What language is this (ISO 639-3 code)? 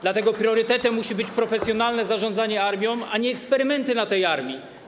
pol